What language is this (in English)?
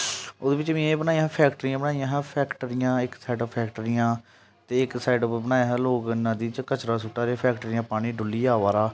Dogri